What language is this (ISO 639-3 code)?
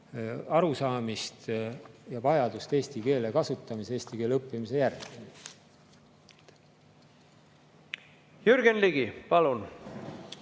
est